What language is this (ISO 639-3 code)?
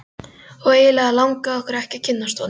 isl